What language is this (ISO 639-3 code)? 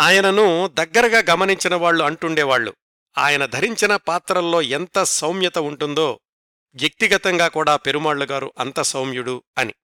tel